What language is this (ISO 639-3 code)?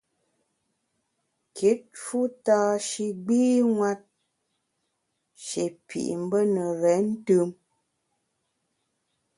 bax